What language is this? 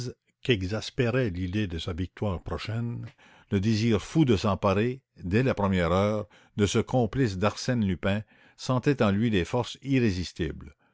French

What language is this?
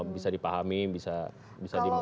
Indonesian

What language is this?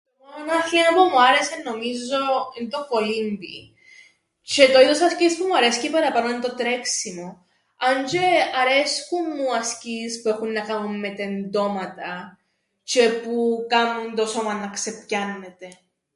Greek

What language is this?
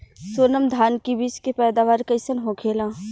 Bhojpuri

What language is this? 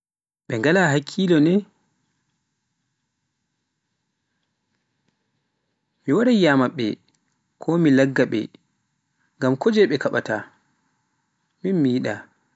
Pular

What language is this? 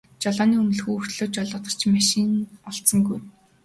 Mongolian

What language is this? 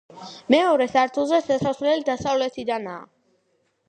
Georgian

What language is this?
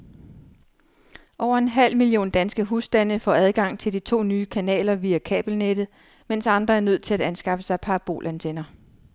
Danish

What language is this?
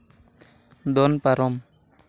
Santali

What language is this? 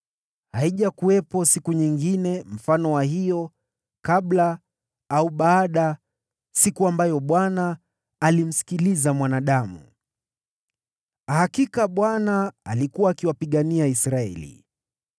Swahili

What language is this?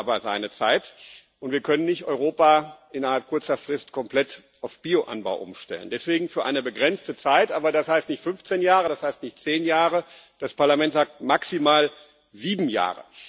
German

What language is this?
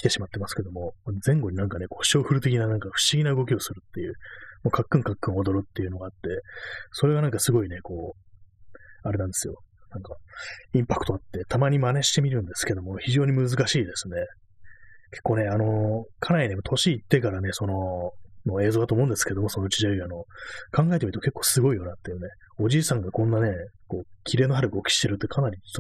Japanese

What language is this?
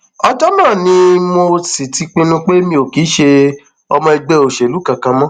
Yoruba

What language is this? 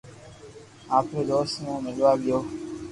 Loarki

